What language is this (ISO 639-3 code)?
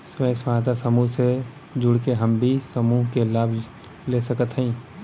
bho